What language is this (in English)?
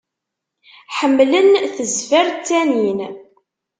Kabyle